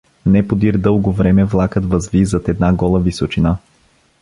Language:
Bulgarian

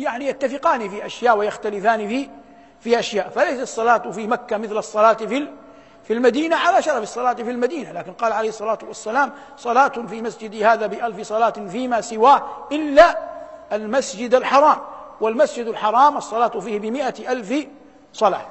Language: Arabic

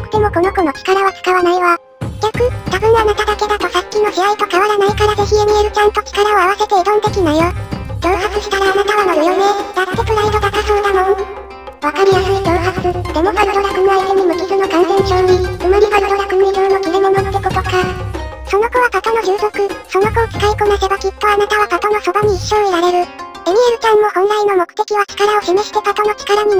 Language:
Japanese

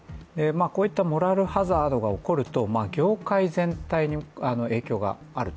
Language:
Japanese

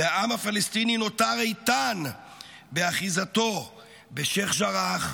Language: Hebrew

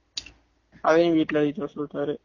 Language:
Tamil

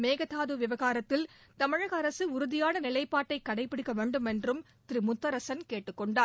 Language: Tamil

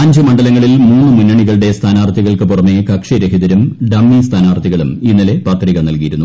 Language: Malayalam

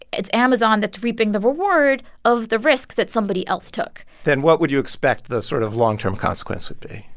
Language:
English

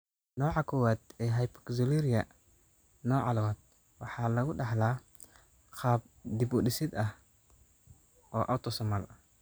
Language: Somali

